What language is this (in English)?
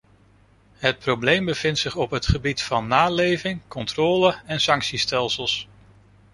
Dutch